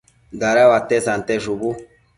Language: Matsés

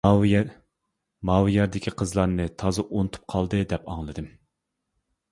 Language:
Uyghur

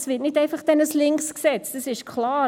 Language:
Swiss German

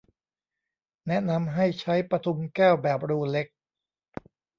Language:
Thai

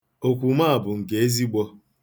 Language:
Igbo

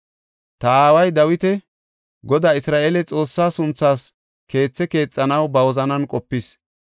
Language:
Gofa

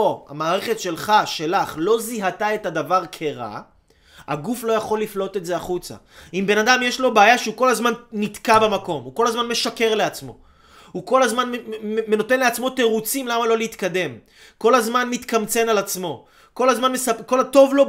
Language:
Hebrew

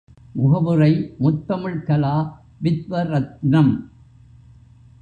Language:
Tamil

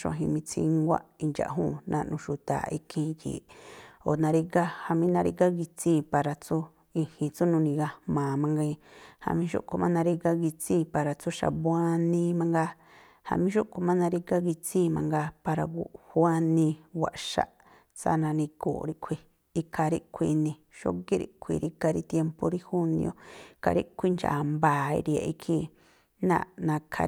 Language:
Tlacoapa Me'phaa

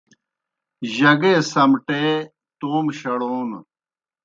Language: Kohistani Shina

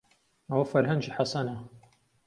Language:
Central Kurdish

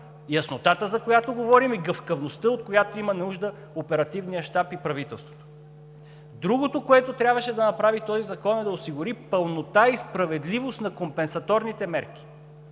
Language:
Bulgarian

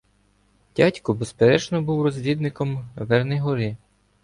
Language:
Ukrainian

